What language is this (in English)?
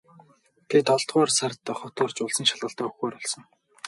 Mongolian